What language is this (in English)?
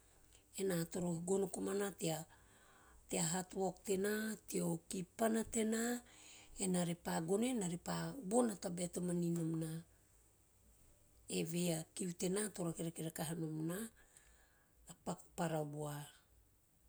Teop